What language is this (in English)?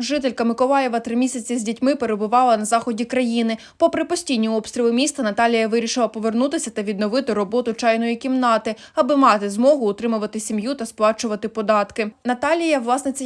Ukrainian